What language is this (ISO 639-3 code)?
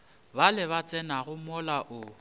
nso